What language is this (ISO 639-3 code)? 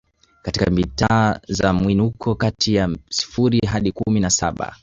swa